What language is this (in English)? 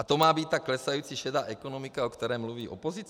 Czech